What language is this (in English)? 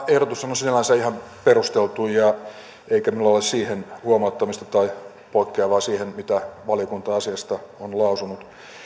Finnish